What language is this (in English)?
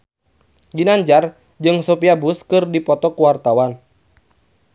Sundanese